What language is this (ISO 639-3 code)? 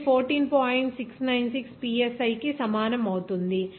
tel